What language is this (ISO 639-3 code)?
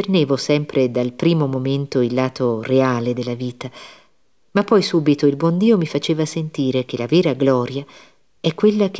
ita